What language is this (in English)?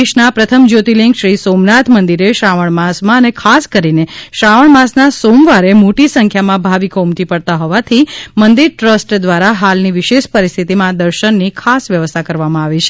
Gujarati